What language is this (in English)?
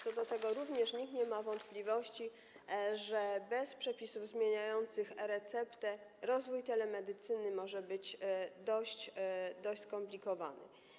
Polish